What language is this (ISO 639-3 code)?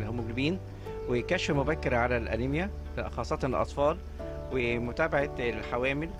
ara